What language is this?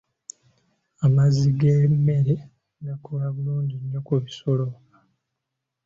Ganda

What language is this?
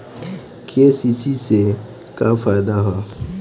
Bhojpuri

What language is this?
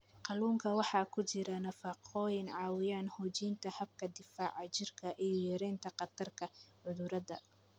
Somali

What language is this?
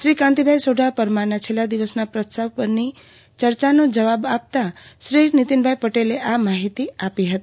Gujarati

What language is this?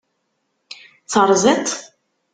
Kabyle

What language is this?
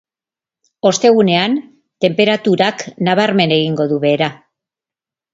Basque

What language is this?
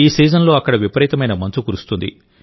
Telugu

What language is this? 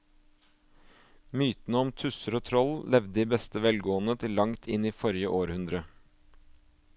Norwegian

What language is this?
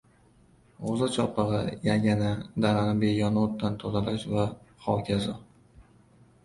Uzbek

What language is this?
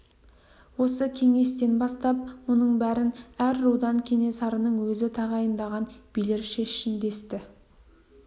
Kazakh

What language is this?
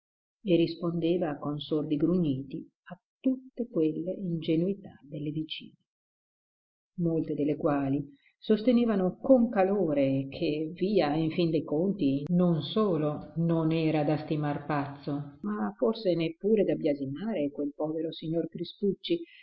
Italian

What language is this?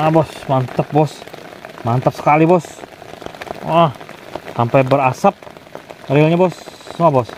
Indonesian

